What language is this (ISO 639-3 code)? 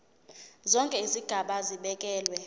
zul